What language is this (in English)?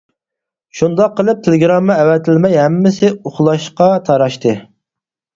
Uyghur